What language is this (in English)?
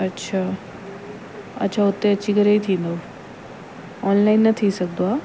Sindhi